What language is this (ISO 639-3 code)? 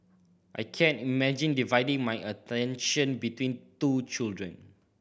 eng